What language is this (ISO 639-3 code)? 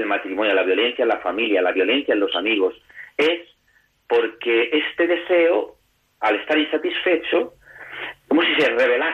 spa